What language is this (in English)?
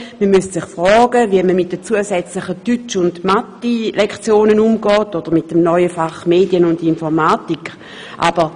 Swiss German